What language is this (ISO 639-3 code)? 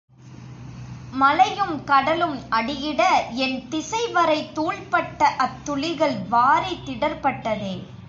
tam